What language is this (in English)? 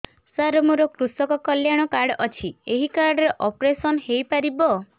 Odia